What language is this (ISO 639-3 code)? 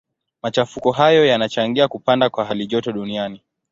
swa